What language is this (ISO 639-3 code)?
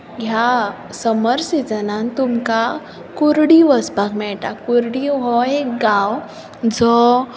kok